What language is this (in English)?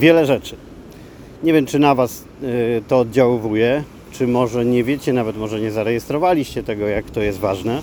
Polish